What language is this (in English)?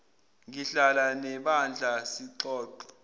Zulu